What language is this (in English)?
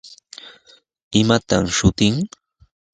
Sihuas Ancash Quechua